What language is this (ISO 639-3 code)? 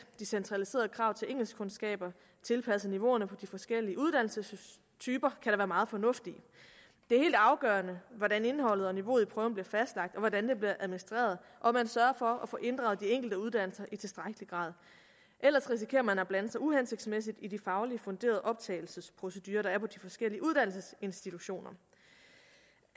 dan